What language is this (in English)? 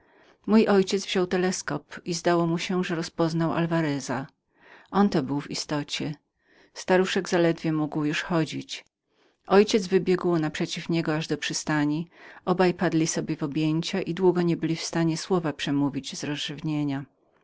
Polish